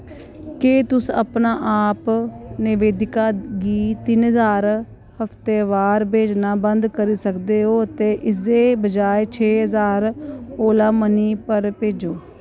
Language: Dogri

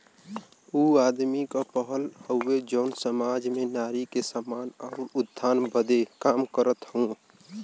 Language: Bhojpuri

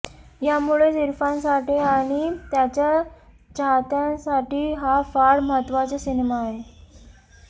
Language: Marathi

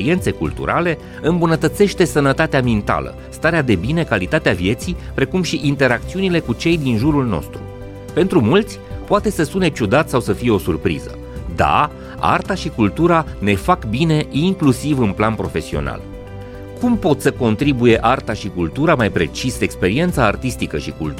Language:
Romanian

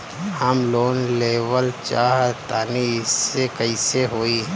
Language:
Bhojpuri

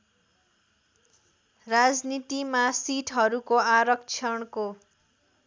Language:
Nepali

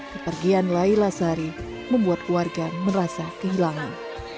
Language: Indonesian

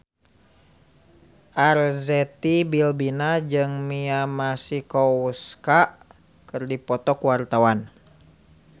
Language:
Sundanese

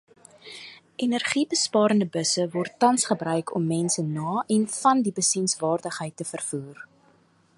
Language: Afrikaans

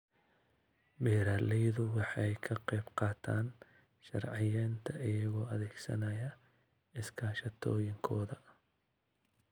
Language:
Somali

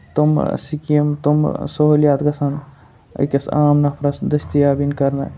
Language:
Kashmiri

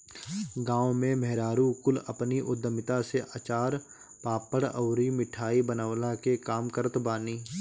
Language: Bhojpuri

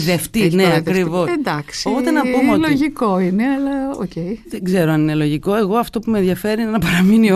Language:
Greek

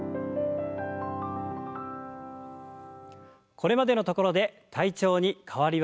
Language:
Japanese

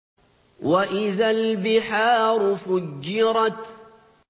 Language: Arabic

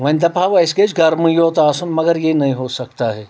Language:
Kashmiri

